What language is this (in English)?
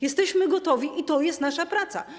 Polish